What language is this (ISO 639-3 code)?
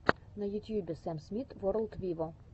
rus